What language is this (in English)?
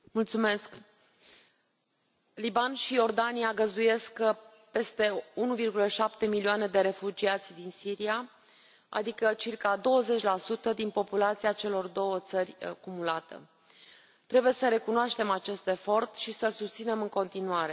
Romanian